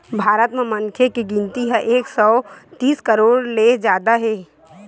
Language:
Chhattisgarhi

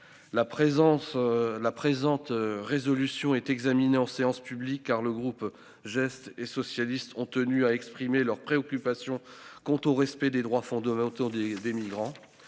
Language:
French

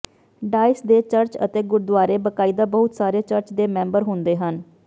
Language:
Punjabi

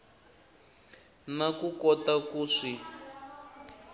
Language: Tsonga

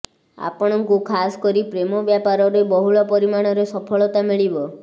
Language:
Odia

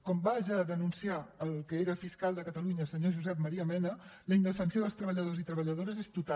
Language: Catalan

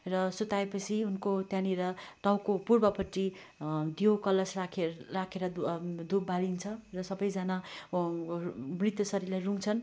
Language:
Nepali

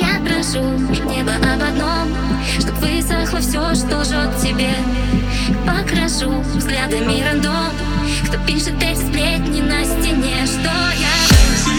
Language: Russian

